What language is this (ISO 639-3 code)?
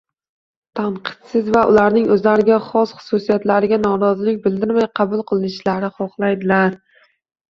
uzb